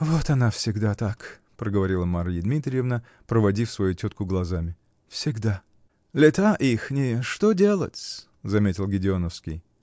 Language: Russian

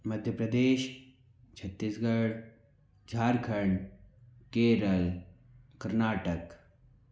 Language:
Hindi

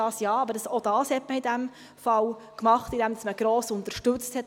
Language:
Swiss German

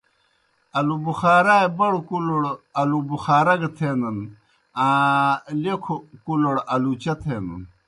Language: Kohistani Shina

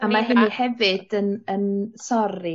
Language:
Welsh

